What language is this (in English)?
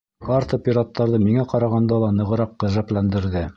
Bashkir